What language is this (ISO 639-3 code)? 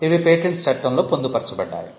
tel